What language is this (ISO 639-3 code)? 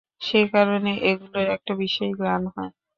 ben